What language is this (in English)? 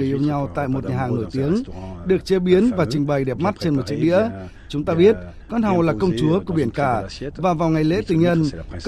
Vietnamese